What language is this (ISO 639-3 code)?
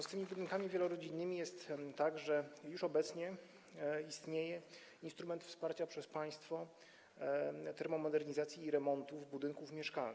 pol